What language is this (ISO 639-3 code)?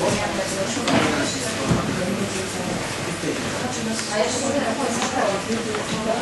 pol